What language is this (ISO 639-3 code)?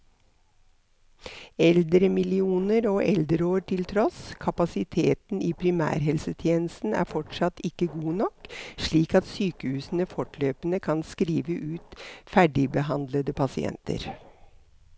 nor